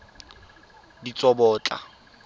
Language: Tswana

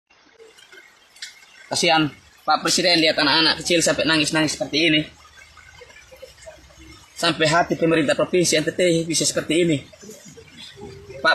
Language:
Indonesian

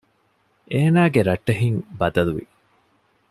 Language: Divehi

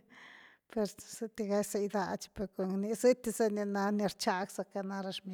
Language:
Güilá Zapotec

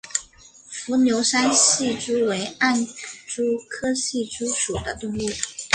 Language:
Chinese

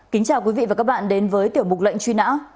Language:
Vietnamese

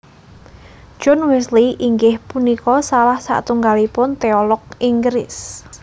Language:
Javanese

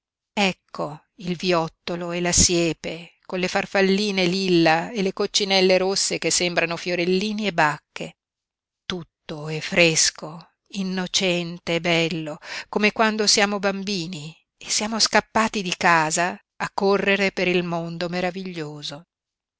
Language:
Italian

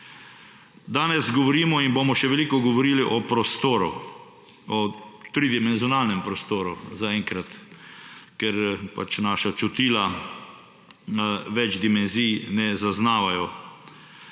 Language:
Slovenian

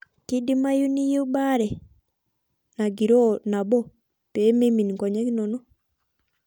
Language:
Masai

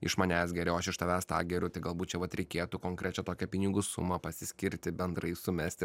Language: Lithuanian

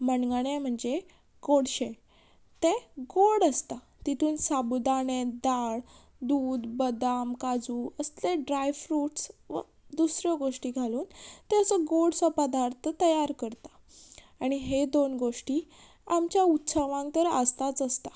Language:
Konkani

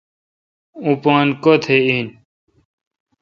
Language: Kalkoti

